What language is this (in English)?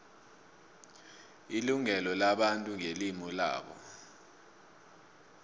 South Ndebele